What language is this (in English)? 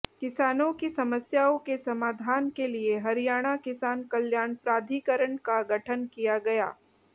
Hindi